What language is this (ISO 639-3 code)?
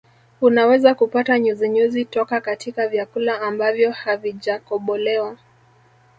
swa